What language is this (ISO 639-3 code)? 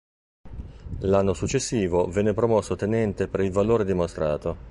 ita